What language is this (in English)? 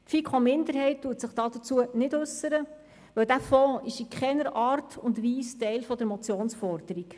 Swiss German